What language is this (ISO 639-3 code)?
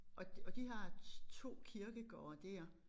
dan